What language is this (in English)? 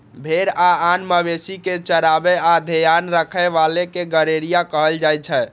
Maithili